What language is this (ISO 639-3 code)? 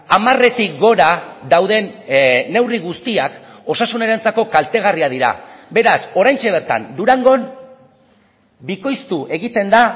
eus